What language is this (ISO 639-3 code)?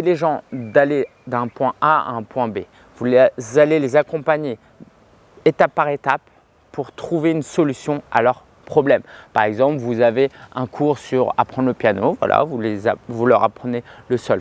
fra